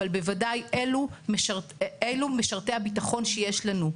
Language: Hebrew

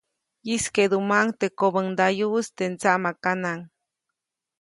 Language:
Copainalá Zoque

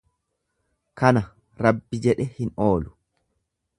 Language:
Oromo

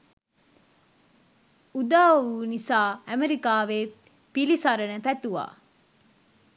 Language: Sinhala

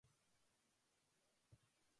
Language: Japanese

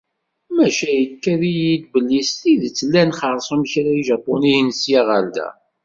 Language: Kabyle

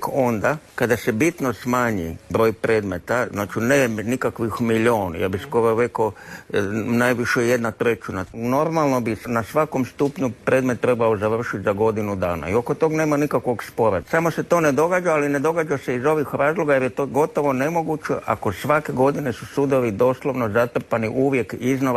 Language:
Croatian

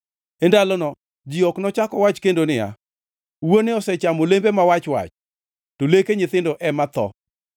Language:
Luo (Kenya and Tanzania)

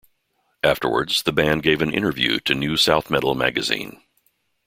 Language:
English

